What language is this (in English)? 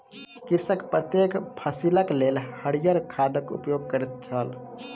Maithili